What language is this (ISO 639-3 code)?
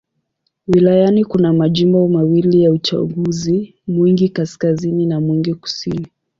swa